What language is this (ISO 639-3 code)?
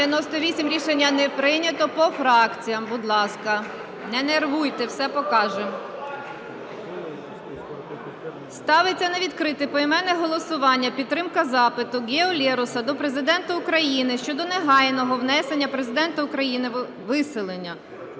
ukr